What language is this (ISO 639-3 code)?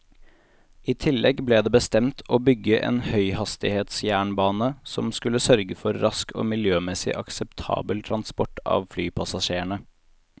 nor